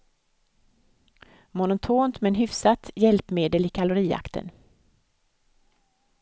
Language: Swedish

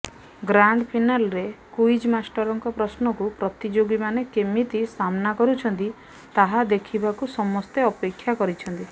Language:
Odia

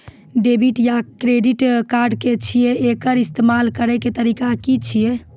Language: Maithili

